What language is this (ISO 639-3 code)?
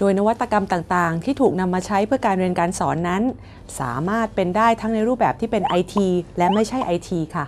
tha